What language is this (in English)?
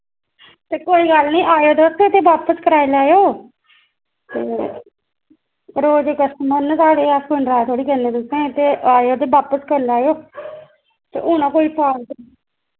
Dogri